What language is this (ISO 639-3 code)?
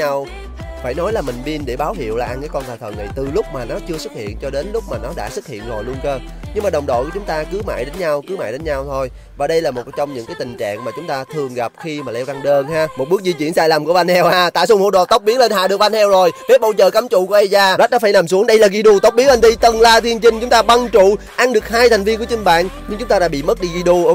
vie